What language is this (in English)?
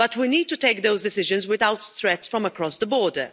English